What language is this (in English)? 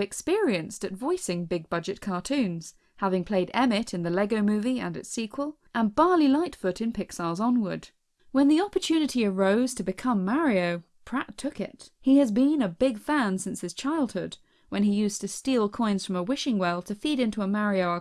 English